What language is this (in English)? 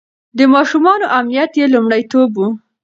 Pashto